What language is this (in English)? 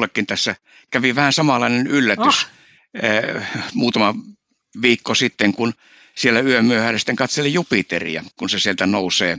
Finnish